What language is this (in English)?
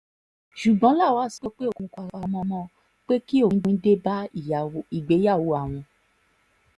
Yoruba